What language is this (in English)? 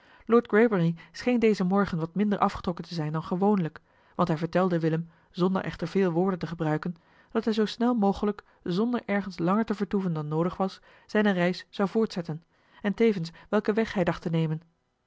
Dutch